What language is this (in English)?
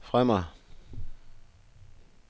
Danish